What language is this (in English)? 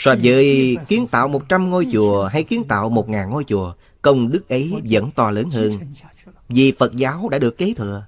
Vietnamese